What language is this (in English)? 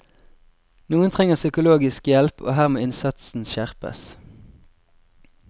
Norwegian